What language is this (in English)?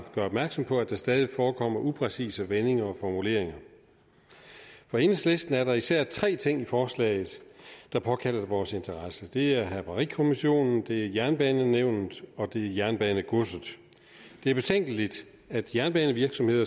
Danish